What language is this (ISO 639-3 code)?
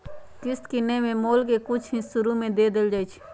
mag